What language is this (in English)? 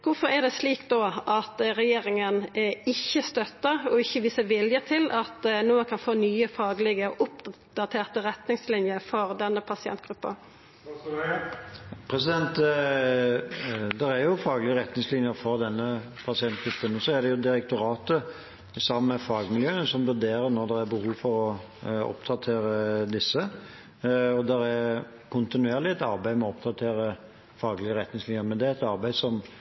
Norwegian